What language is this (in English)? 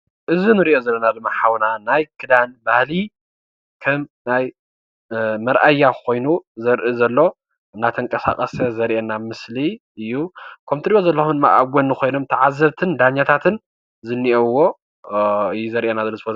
Tigrinya